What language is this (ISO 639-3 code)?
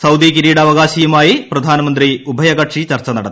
mal